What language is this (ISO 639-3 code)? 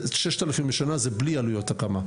heb